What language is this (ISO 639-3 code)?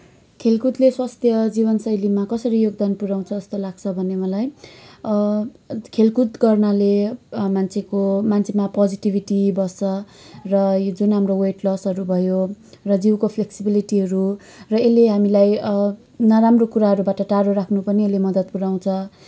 nep